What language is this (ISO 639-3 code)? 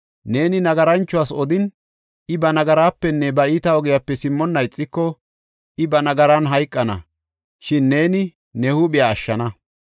gof